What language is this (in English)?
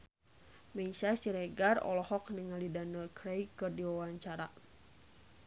Sundanese